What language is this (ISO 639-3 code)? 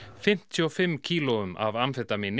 isl